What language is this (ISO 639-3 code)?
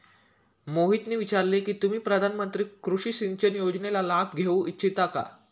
mar